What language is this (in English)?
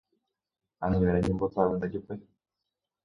Guarani